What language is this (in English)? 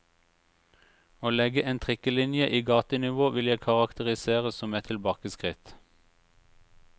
Norwegian